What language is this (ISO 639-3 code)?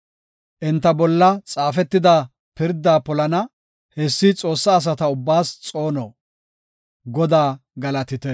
gof